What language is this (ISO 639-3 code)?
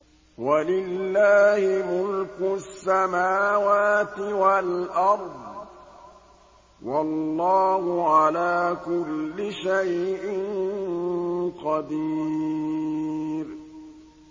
ara